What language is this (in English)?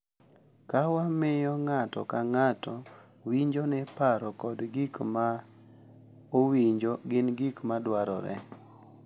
Luo (Kenya and Tanzania)